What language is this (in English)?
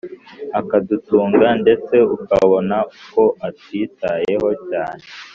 Kinyarwanda